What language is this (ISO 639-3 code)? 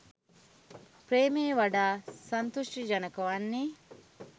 sin